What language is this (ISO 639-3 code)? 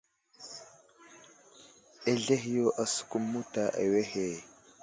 udl